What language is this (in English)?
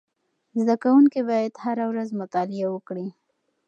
Pashto